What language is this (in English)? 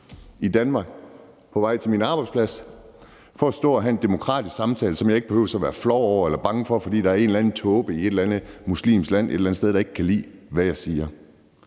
Danish